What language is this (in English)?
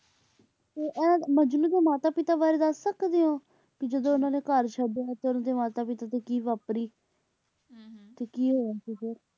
Punjabi